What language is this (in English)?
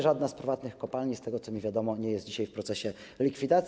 Polish